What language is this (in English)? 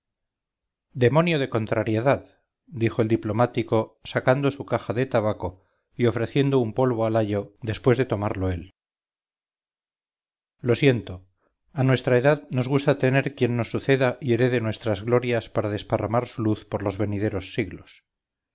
Spanish